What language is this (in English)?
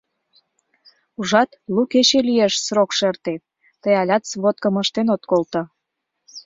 Mari